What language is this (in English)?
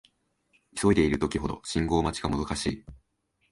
Japanese